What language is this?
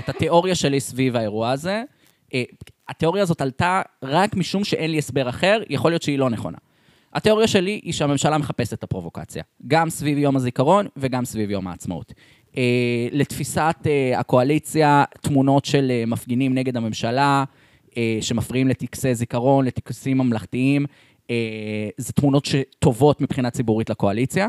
Hebrew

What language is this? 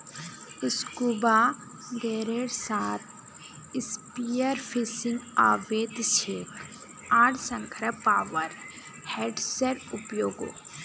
Magahi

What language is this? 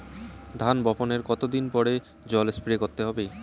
Bangla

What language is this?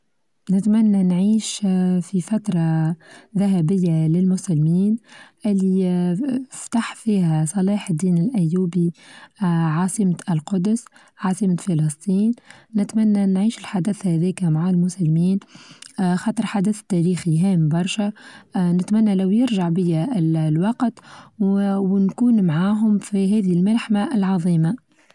Tunisian Arabic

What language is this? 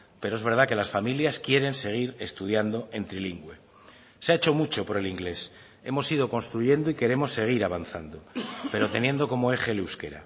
Spanish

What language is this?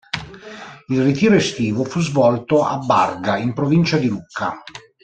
Italian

